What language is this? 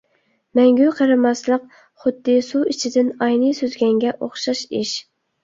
Uyghur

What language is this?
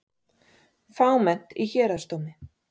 Icelandic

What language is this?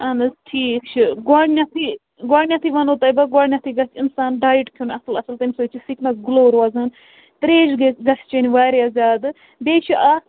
Kashmiri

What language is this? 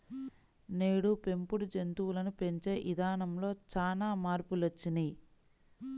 Telugu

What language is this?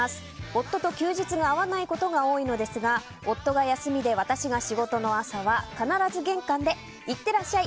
Japanese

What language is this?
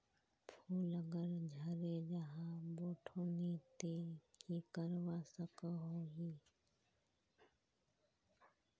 Magahi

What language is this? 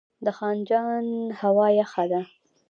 Pashto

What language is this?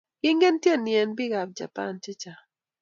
Kalenjin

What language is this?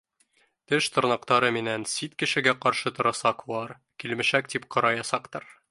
Bashkir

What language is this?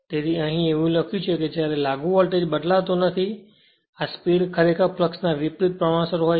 Gujarati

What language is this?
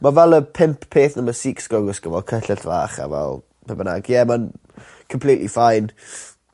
Welsh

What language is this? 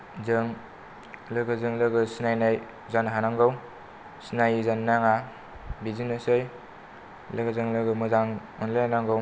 Bodo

